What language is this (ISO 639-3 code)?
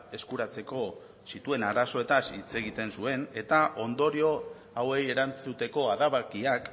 eus